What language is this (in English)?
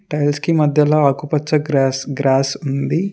Telugu